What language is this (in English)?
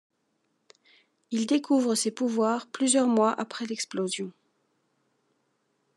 French